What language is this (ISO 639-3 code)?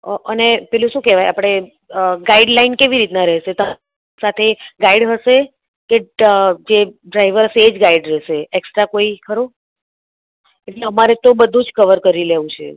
guj